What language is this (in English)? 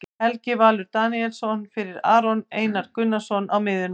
Icelandic